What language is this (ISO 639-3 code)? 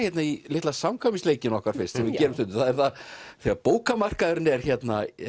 isl